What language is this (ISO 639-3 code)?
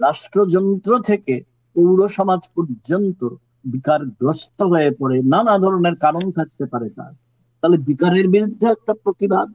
ben